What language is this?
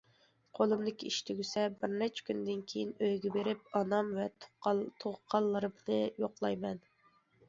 Uyghur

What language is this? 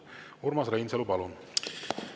Estonian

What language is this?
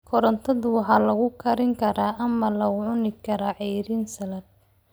Somali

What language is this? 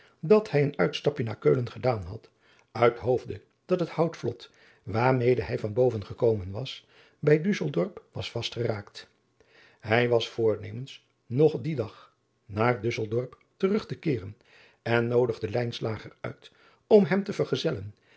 Dutch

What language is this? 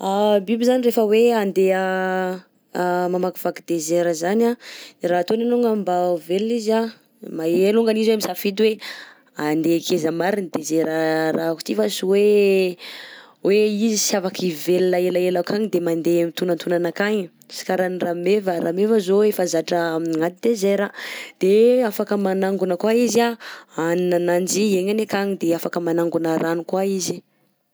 Southern Betsimisaraka Malagasy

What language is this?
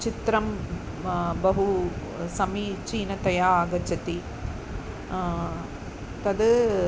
Sanskrit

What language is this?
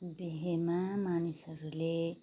Nepali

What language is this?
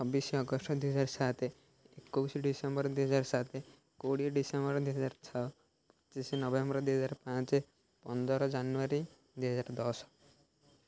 Odia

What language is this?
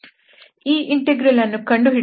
Kannada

